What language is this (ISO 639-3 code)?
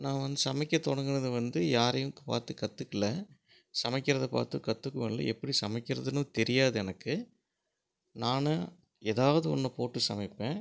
tam